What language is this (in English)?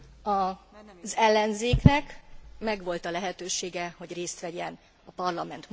Hungarian